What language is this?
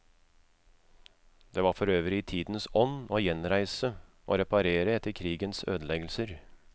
Norwegian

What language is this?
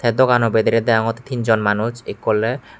Chakma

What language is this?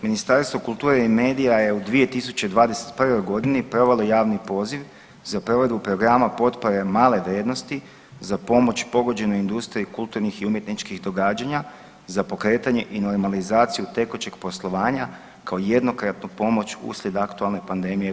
Croatian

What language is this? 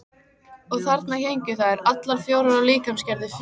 Icelandic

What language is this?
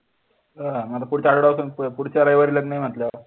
Marathi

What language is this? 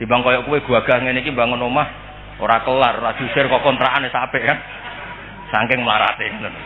Indonesian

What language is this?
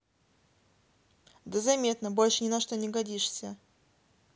Russian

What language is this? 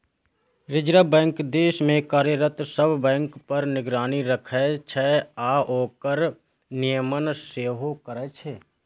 Maithili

